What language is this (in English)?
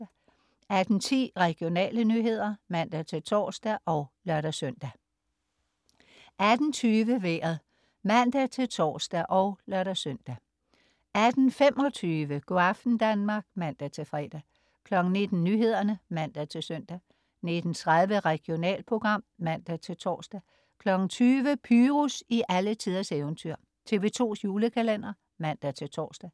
Danish